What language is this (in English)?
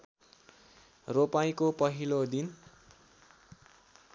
Nepali